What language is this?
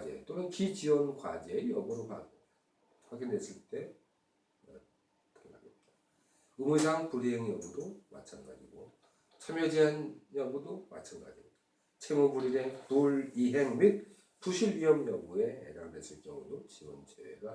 Korean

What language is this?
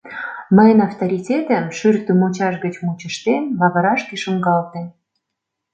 Mari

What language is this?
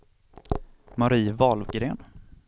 Swedish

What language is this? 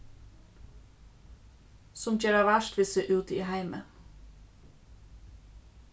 Faroese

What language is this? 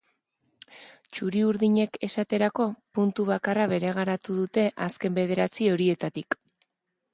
Basque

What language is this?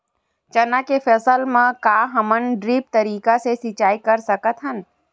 Chhattisgarhi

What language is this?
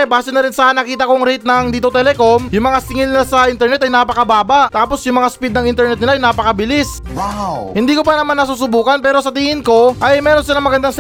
Filipino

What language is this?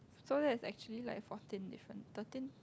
English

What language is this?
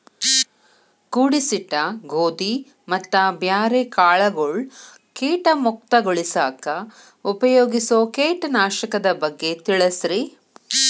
Kannada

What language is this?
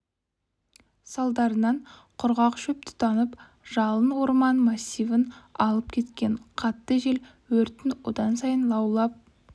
Kazakh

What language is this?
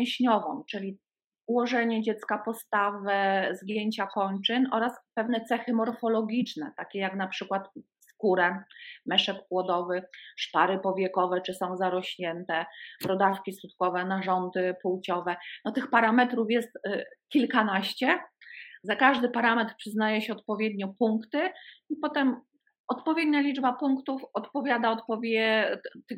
Polish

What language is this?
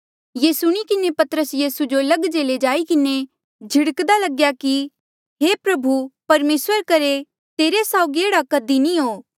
Mandeali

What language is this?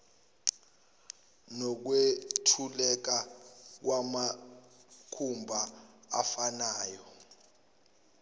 Zulu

